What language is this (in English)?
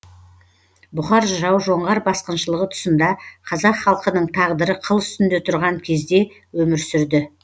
Kazakh